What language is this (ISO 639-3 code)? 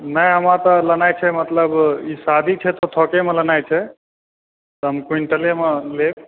mai